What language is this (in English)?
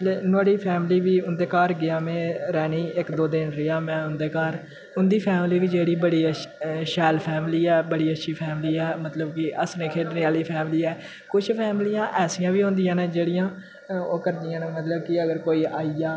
Dogri